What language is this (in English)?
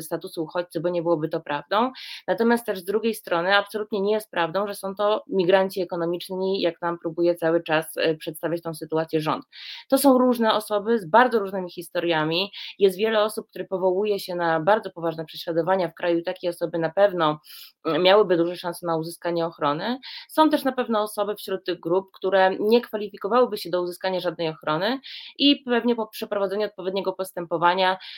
Polish